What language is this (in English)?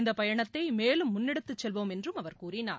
Tamil